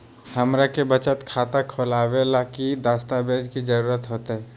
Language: Magahi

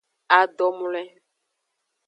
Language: Aja (Benin)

